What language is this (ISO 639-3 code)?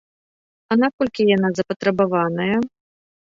bel